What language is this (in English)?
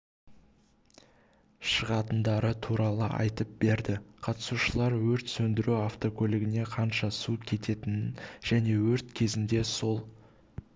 Kazakh